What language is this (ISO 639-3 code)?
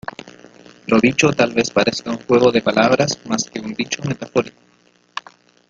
spa